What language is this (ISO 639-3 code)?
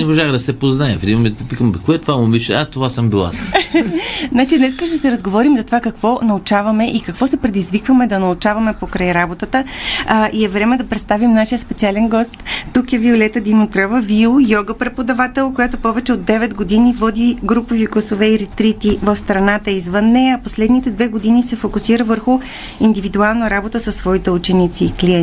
bul